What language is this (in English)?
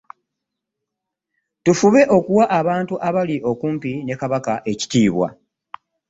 Ganda